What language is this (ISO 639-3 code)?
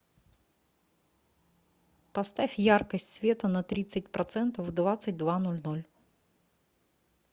rus